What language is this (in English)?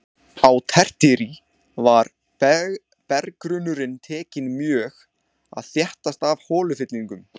Icelandic